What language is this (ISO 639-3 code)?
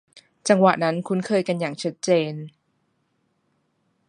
tha